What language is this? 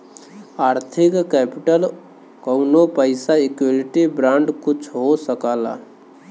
Bhojpuri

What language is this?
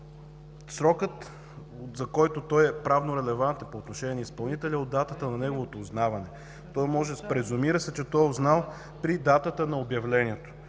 Bulgarian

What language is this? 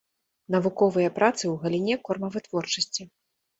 Belarusian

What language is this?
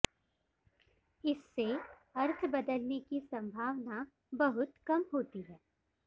Sanskrit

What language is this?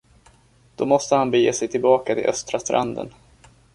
Swedish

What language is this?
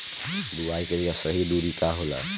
Bhojpuri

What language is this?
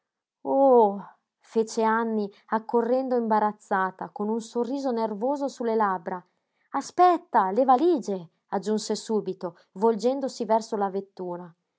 Italian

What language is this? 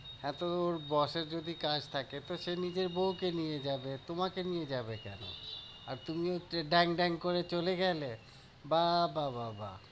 Bangla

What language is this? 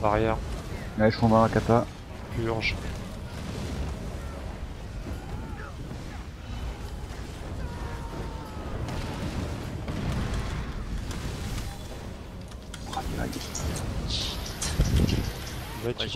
French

